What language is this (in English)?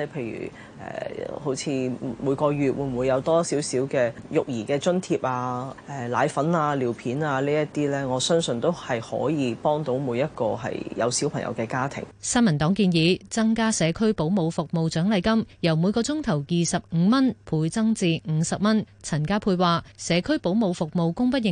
Chinese